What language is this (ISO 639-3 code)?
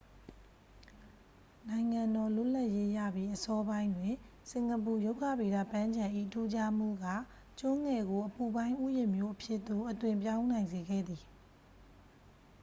mya